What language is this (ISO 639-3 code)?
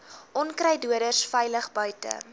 afr